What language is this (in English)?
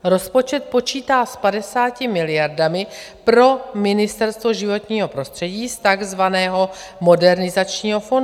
Czech